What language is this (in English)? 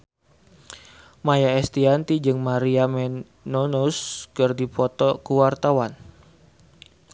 Sundanese